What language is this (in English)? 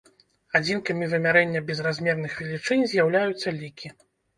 Belarusian